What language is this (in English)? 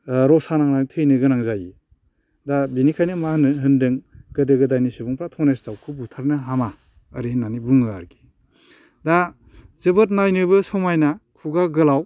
Bodo